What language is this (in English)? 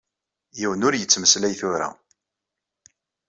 Kabyle